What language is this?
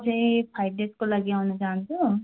Nepali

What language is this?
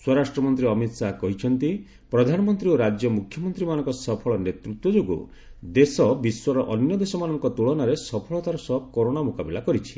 Odia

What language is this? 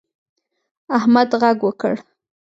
Pashto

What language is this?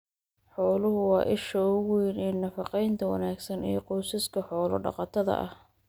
Somali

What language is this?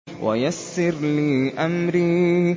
Arabic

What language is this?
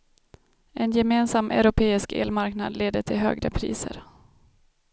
Swedish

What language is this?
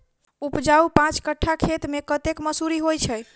Maithili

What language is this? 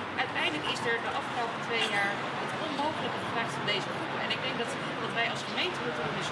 Dutch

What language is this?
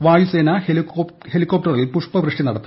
Malayalam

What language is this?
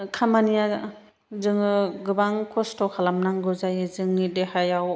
Bodo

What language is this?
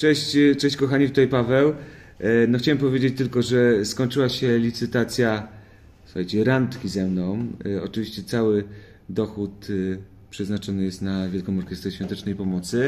Polish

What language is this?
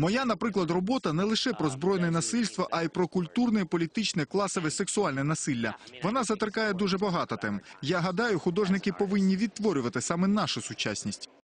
Ukrainian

